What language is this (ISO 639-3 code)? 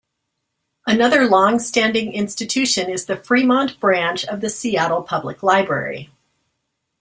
eng